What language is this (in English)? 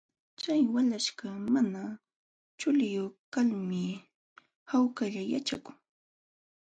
Jauja Wanca Quechua